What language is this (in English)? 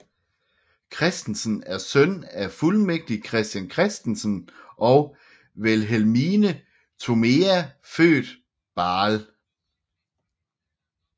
Danish